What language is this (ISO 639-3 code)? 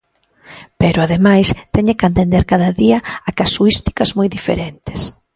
glg